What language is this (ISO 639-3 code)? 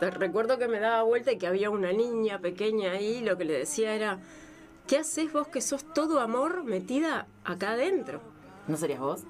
spa